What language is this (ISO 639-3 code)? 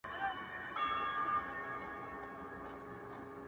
pus